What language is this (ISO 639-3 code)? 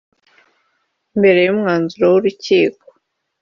kin